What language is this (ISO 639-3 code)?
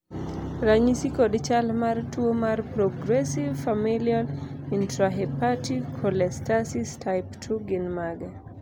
luo